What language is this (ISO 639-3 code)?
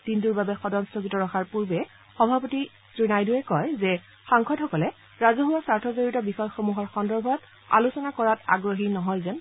asm